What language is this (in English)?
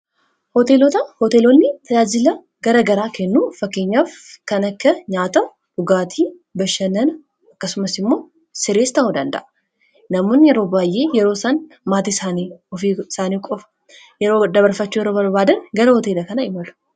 Oromo